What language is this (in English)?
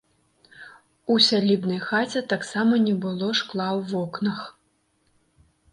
Belarusian